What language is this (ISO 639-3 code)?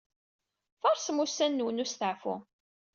kab